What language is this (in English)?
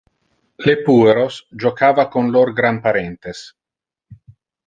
Interlingua